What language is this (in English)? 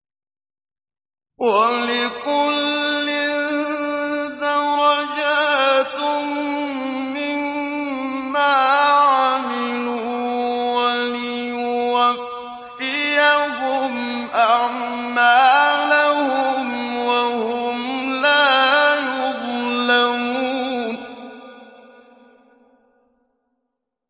Arabic